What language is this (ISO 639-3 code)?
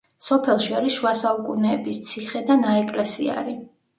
kat